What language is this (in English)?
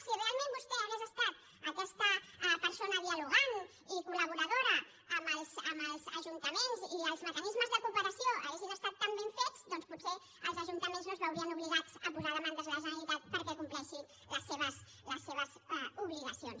Catalan